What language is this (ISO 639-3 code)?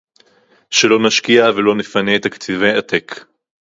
heb